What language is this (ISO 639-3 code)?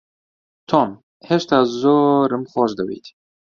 ckb